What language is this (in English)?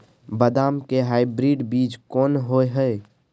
Maithili